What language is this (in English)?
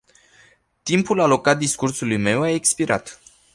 Romanian